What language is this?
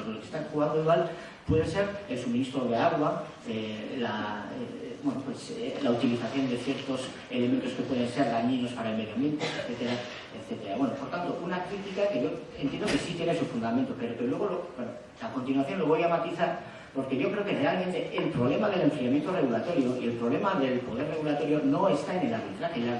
Spanish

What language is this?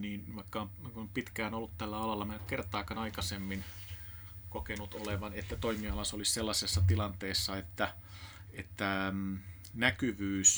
Finnish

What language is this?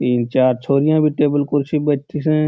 Marwari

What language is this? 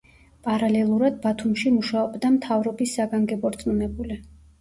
Georgian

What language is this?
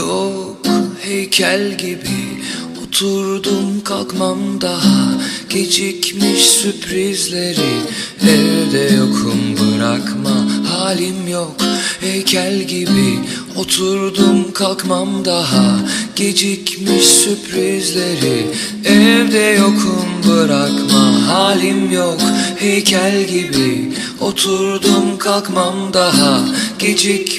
Turkish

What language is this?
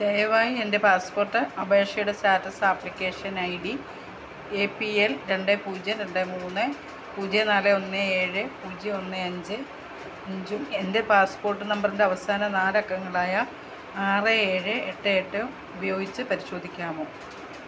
Malayalam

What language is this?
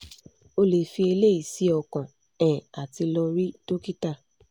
Yoruba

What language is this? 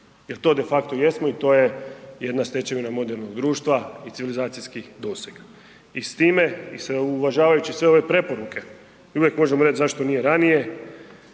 Croatian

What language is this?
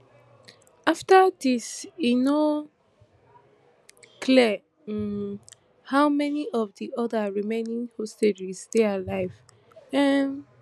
Nigerian Pidgin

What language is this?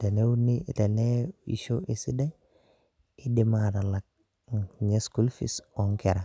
Masai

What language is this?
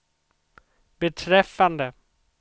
Swedish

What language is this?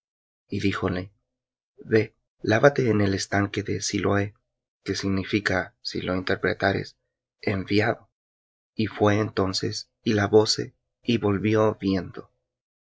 Spanish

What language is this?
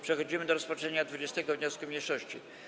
Polish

